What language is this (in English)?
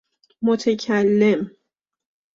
Persian